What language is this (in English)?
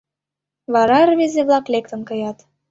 Mari